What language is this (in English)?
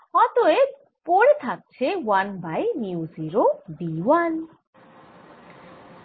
Bangla